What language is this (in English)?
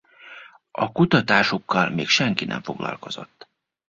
Hungarian